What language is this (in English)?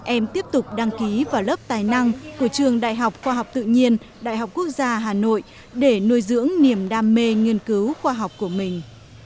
Vietnamese